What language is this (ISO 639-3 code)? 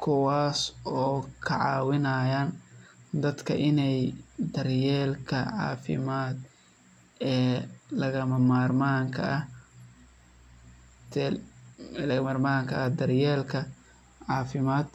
som